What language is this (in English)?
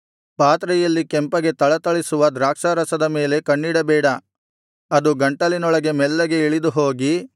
Kannada